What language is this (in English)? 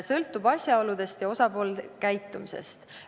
Estonian